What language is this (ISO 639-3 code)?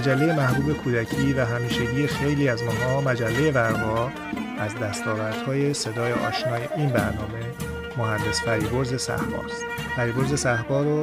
fas